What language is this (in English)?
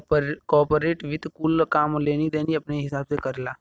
Bhojpuri